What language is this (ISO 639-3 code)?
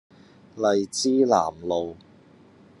yue